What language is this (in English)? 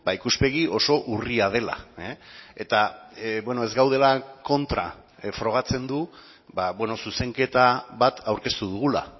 Basque